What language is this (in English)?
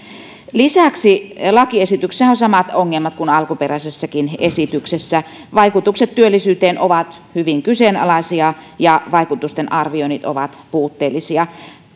Finnish